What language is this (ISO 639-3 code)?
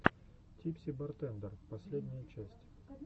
rus